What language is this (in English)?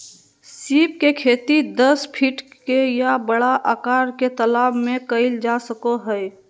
Magahi